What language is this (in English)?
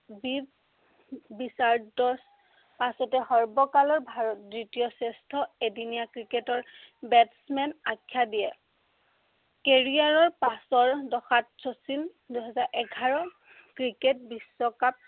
Assamese